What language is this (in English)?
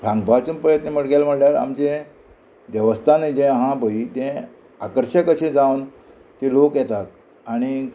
Konkani